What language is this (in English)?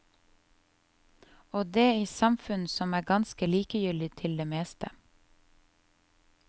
Norwegian